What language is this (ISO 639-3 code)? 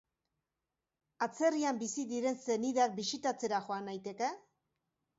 eus